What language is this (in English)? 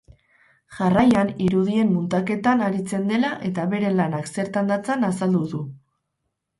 Basque